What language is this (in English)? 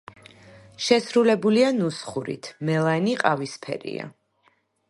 Georgian